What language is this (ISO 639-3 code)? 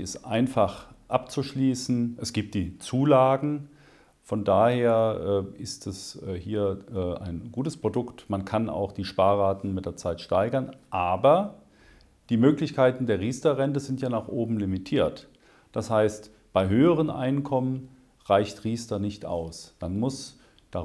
deu